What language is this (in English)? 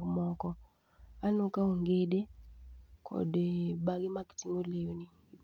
Luo (Kenya and Tanzania)